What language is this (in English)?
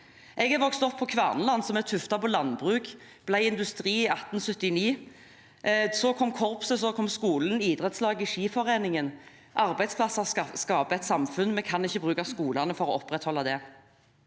Norwegian